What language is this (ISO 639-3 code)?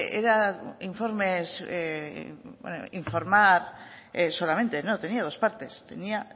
spa